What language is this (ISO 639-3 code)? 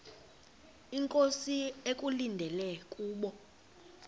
xho